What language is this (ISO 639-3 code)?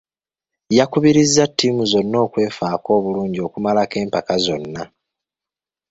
lug